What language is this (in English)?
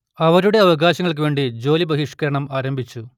Malayalam